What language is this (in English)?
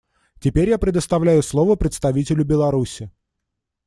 Russian